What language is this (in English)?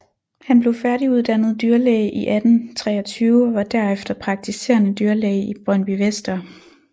Danish